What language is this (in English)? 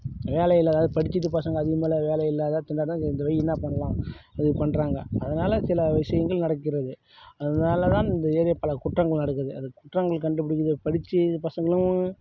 Tamil